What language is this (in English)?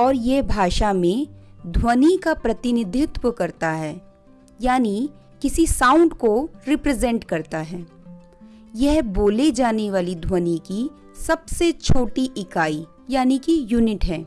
Hindi